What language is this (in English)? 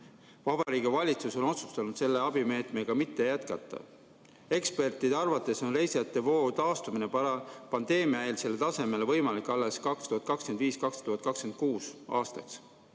Estonian